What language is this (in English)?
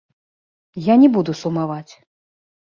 Belarusian